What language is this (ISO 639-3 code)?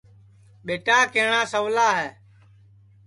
ssi